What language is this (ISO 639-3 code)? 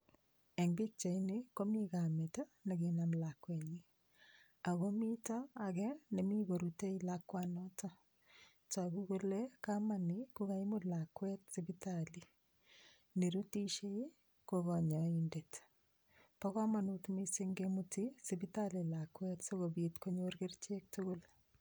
kln